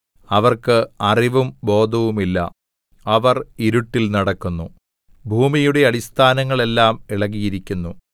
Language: Malayalam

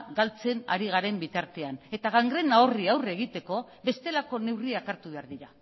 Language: Basque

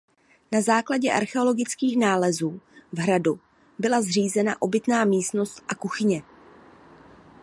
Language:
Czech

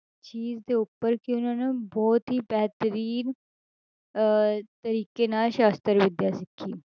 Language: Punjabi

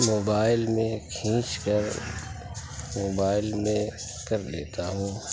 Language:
Urdu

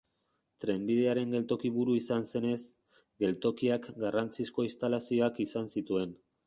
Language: Basque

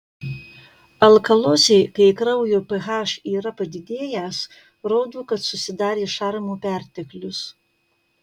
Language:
Lithuanian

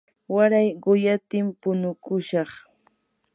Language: Yanahuanca Pasco Quechua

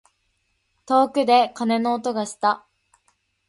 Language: Japanese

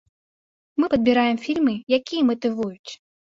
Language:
Belarusian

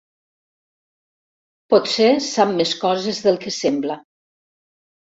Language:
Catalan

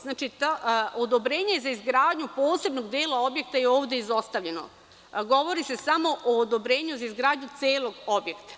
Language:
Serbian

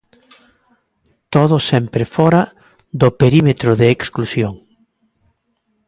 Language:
Galician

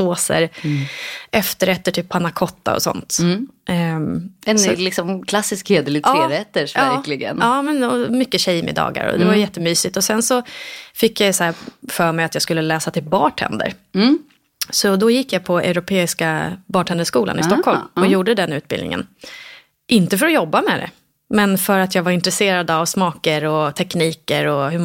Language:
Swedish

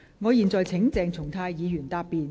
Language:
Cantonese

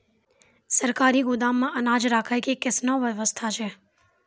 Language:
Maithili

